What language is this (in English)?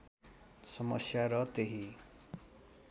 Nepali